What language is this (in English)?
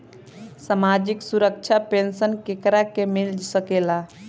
Bhojpuri